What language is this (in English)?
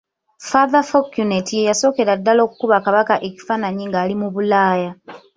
Ganda